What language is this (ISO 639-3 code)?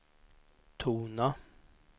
swe